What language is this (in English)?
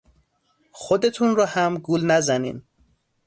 Persian